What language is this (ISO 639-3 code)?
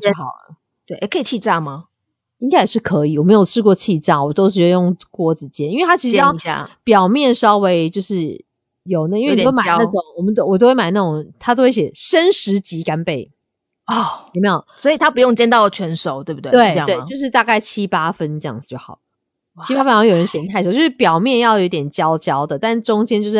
zho